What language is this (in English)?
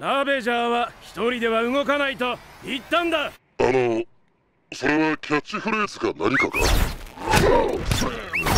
Japanese